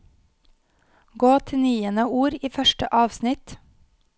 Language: Norwegian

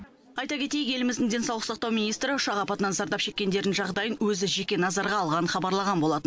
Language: Kazakh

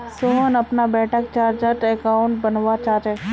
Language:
Magahi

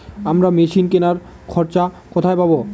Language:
Bangla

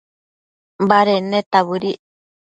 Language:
Matsés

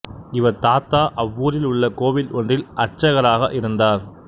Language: Tamil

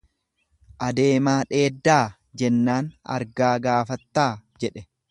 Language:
Oromo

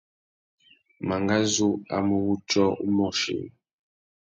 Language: Tuki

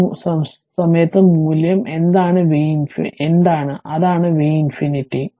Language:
Malayalam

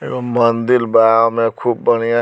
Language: Bhojpuri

